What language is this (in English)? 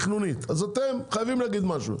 Hebrew